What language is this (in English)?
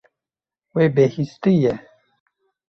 Kurdish